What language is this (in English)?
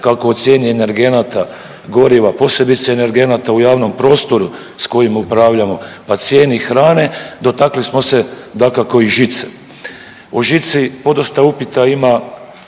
Croatian